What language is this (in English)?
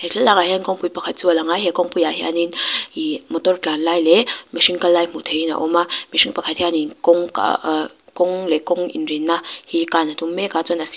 Mizo